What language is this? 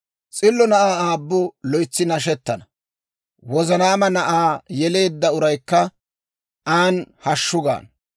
Dawro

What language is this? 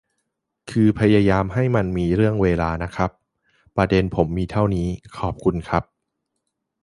Thai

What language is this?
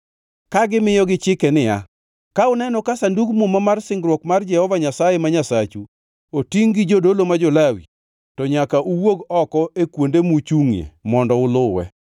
Luo (Kenya and Tanzania)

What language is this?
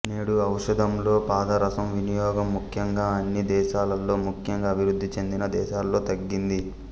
Telugu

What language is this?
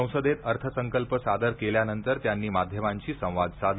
Marathi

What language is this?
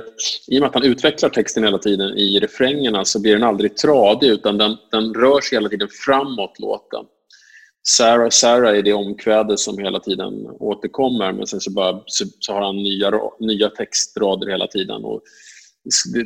Swedish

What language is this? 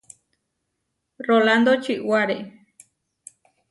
Huarijio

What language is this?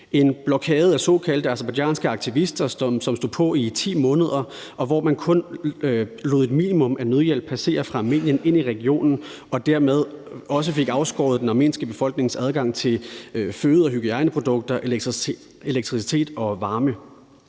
Danish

